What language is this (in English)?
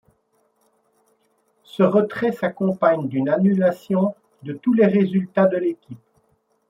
French